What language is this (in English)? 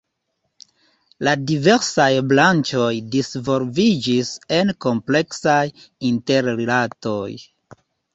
Esperanto